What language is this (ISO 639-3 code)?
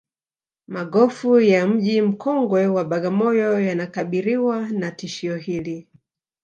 swa